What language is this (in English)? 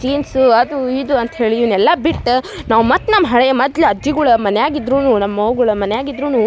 Kannada